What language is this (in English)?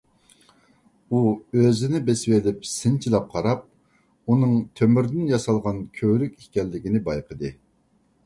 Uyghur